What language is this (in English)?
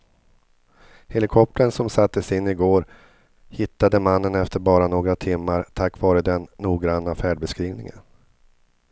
Swedish